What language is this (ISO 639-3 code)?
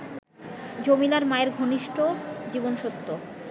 ben